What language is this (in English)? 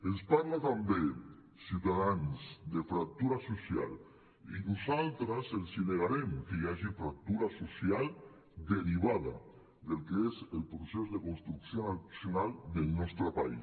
Catalan